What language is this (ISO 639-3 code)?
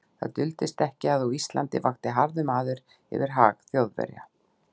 isl